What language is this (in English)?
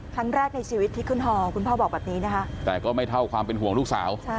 Thai